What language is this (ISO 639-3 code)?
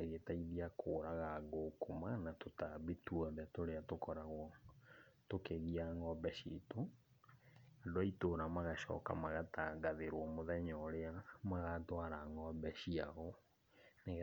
kik